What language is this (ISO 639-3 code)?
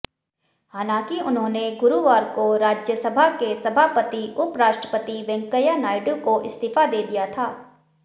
hin